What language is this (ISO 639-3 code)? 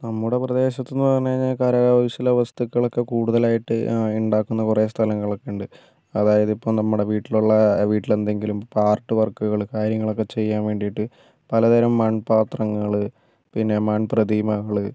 mal